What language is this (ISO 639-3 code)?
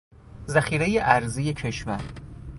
fas